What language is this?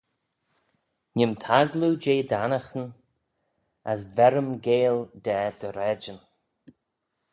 Manx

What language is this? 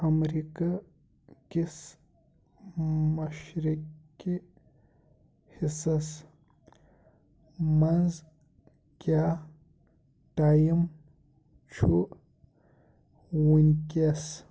Kashmiri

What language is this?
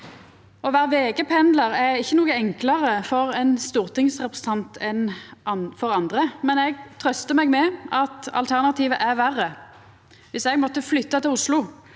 Norwegian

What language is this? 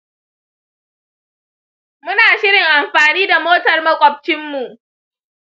Hausa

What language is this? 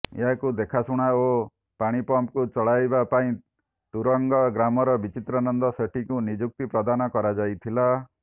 Odia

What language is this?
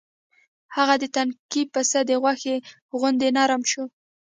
Pashto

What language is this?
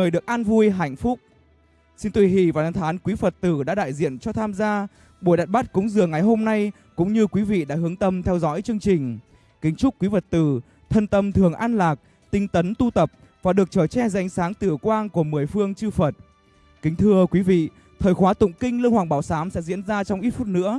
Vietnamese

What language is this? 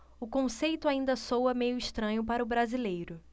Portuguese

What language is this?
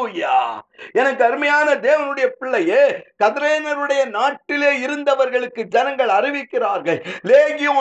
Tamil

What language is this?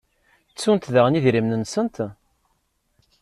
Kabyle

